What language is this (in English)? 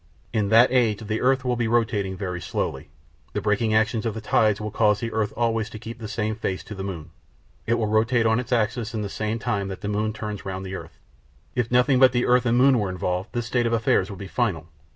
English